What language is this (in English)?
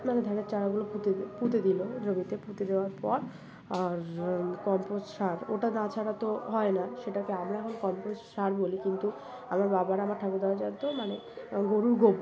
Bangla